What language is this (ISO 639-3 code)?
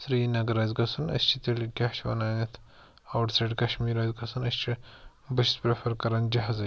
kas